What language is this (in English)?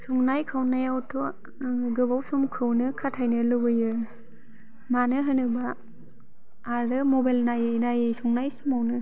Bodo